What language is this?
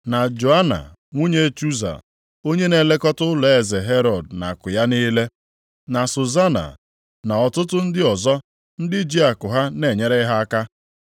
Igbo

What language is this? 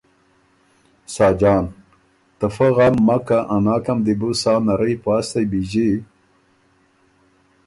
Ormuri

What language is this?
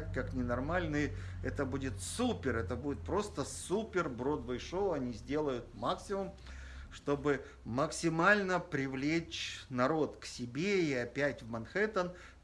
Russian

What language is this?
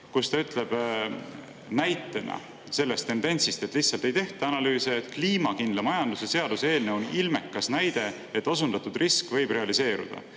Estonian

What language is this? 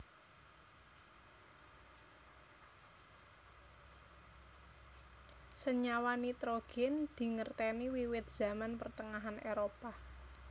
Javanese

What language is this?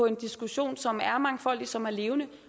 Danish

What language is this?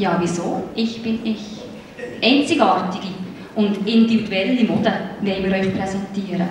German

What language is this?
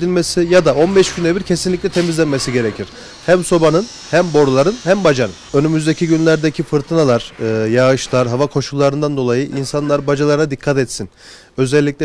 Turkish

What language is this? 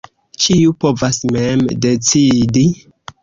Esperanto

